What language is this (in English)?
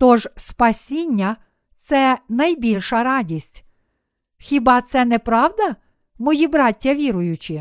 Ukrainian